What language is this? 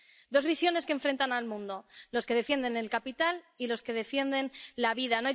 Spanish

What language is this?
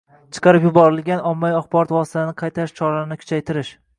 Uzbek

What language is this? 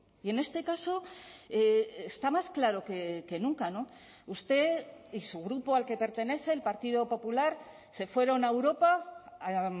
Spanish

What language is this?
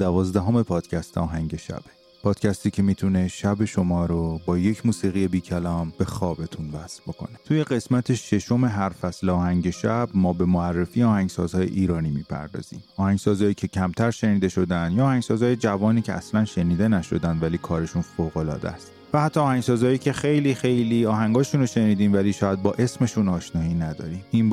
Persian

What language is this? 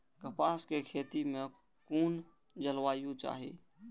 Maithili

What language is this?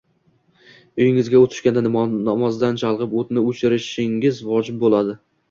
Uzbek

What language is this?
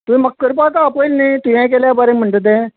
Konkani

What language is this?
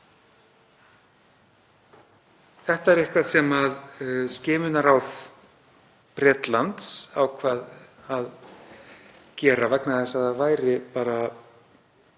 Icelandic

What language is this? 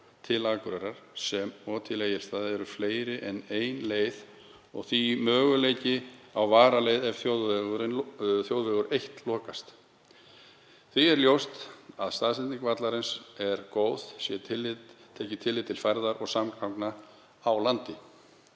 Icelandic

